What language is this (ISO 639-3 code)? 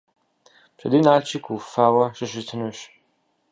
kbd